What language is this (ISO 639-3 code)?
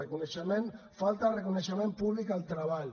cat